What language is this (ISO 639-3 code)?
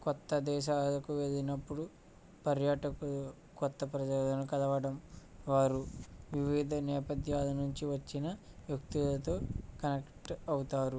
tel